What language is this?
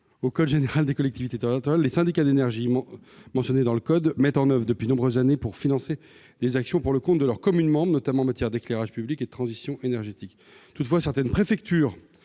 French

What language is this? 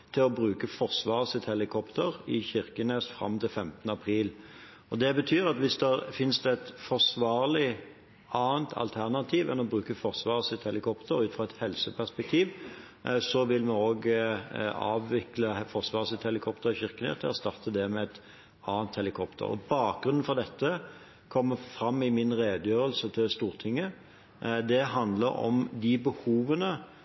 Norwegian Bokmål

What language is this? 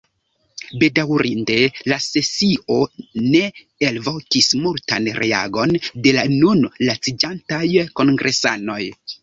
Esperanto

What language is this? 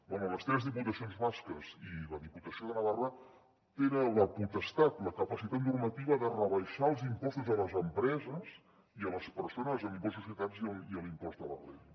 Catalan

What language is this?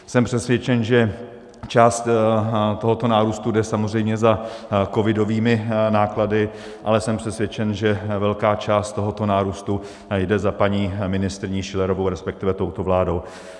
Czech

